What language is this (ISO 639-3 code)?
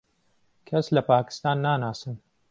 ckb